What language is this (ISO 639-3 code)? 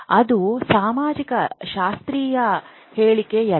kan